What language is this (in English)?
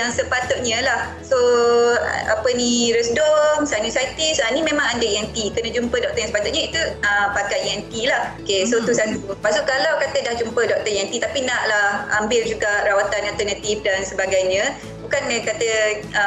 Malay